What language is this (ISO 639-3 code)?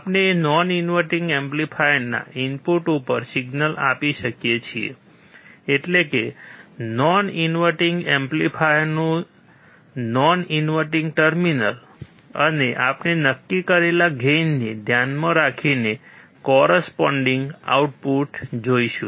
guj